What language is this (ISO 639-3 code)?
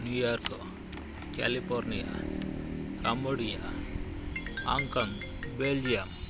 kan